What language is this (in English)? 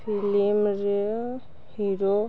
Odia